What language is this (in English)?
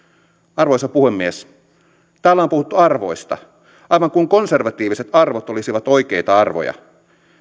Finnish